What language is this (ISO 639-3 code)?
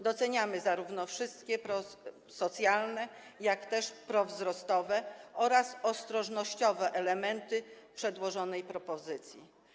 pol